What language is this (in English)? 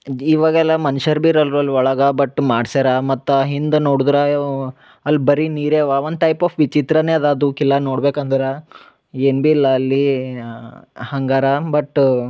Kannada